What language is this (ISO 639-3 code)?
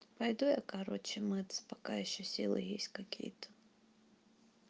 rus